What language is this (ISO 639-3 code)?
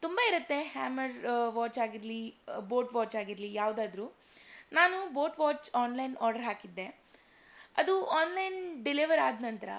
kan